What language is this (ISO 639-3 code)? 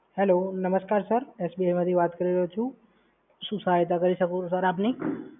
guj